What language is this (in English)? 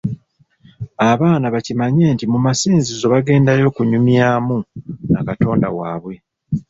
Ganda